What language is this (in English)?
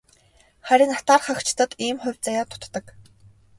Mongolian